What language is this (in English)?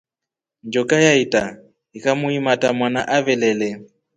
Rombo